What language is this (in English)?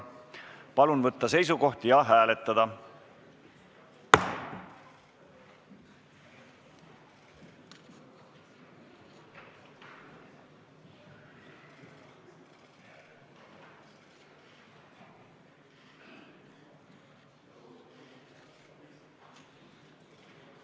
Estonian